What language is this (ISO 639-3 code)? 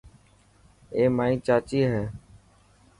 mki